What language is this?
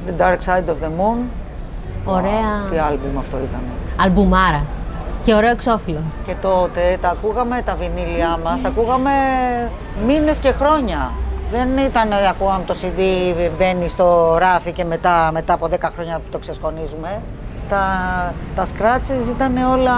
Greek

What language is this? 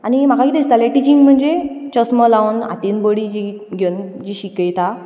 Konkani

